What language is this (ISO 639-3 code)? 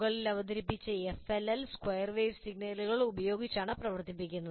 mal